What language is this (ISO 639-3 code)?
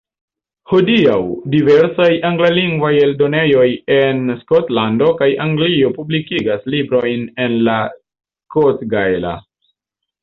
epo